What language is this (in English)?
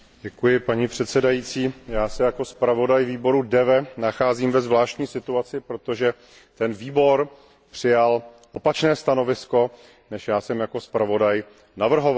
Czech